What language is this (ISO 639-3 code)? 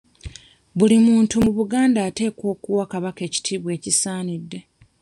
lug